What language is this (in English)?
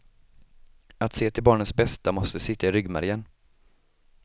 Swedish